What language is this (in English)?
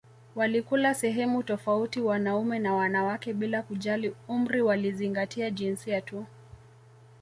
Swahili